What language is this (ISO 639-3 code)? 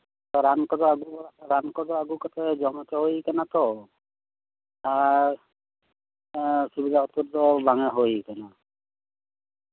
sat